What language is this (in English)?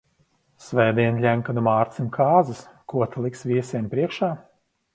Latvian